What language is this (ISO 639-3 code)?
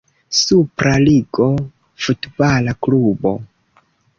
epo